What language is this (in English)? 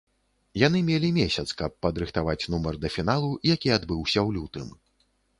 Belarusian